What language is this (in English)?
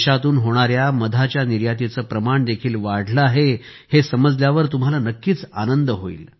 Marathi